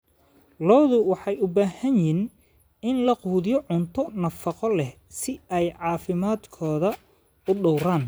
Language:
Somali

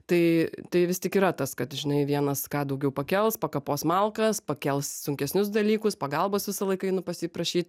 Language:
Lithuanian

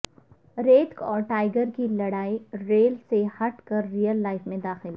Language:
Urdu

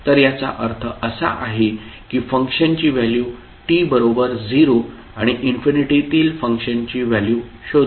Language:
Marathi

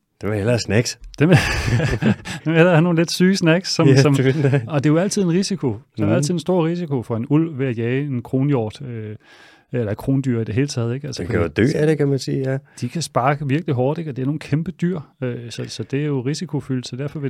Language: Danish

